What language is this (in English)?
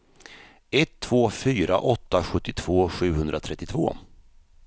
Swedish